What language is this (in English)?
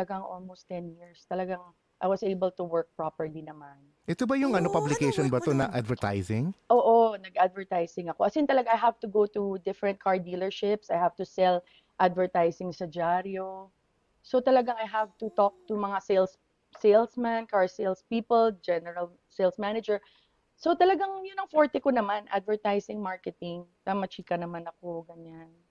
Filipino